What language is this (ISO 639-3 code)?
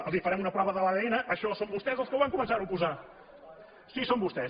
cat